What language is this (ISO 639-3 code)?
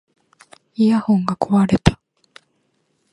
jpn